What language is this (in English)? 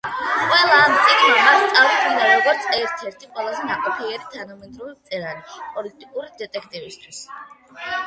Georgian